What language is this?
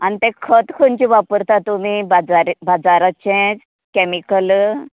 Konkani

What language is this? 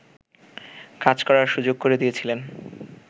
Bangla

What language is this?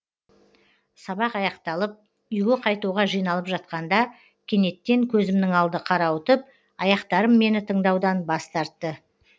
Kazakh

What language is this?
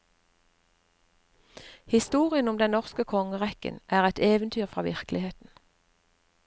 Norwegian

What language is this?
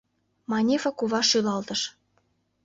Mari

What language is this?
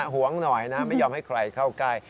Thai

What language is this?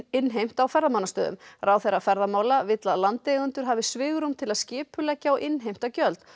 Icelandic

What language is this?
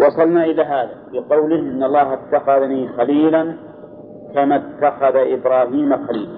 Arabic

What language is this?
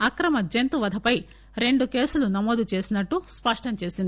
Telugu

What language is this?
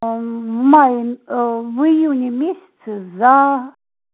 Russian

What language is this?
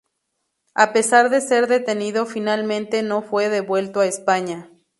Spanish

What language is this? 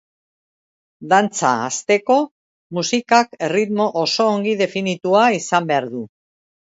Basque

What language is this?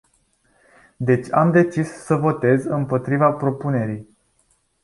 Romanian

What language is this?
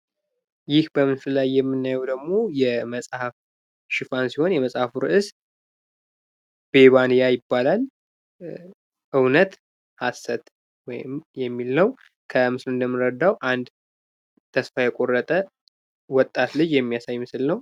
Amharic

